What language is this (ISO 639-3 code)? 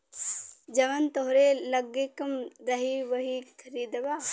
bho